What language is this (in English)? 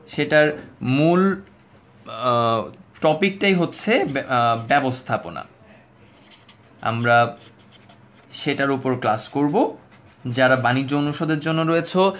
Bangla